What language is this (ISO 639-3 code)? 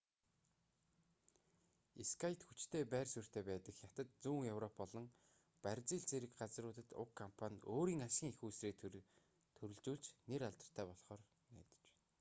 mon